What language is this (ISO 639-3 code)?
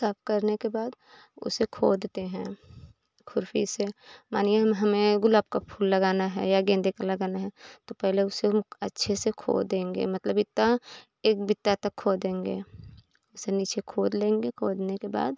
hin